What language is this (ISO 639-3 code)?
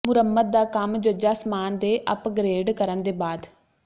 pan